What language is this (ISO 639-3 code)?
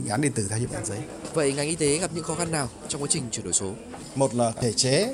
vie